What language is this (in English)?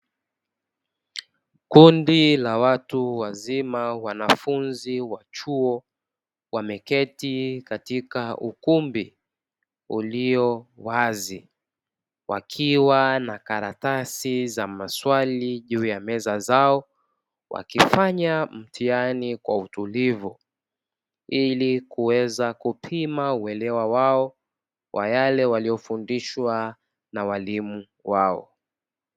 Swahili